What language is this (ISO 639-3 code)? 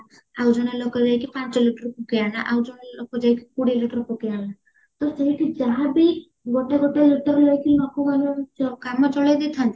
ori